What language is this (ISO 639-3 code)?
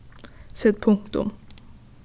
fao